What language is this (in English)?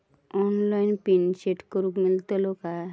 Marathi